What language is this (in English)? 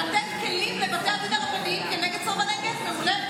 Hebrew